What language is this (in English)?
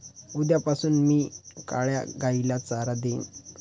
Marathi